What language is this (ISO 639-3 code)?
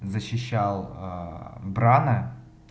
rus